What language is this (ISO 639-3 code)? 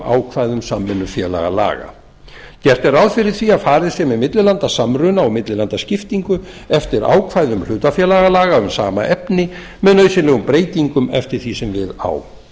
isl